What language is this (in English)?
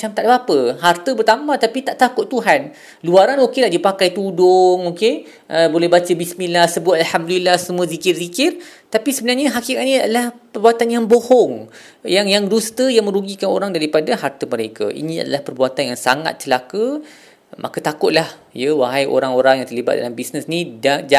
Malay